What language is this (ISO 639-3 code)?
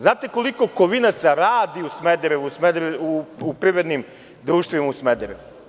srp